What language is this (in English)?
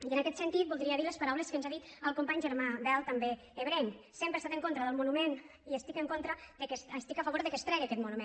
Catalan